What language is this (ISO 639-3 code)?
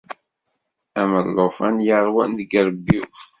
kab